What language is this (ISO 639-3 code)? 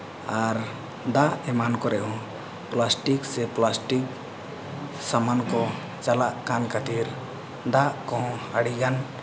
sat